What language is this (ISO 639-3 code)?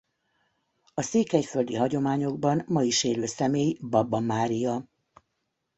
hun